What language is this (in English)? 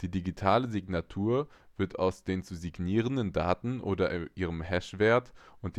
German